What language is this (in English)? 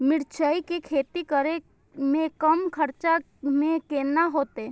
Maithili